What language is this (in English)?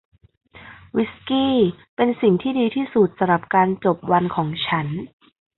Thai